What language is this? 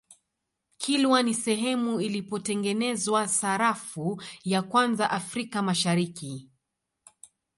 Swahili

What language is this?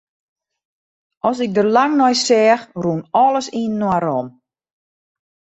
Western Frisian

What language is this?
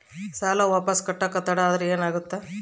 Kannada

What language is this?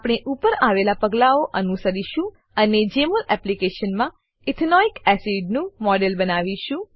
Gujarati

